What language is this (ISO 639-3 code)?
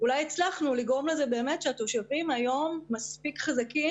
heb